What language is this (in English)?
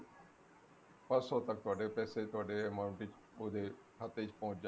Punjabi